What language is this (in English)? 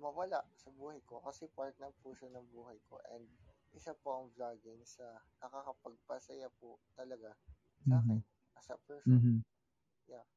Filipino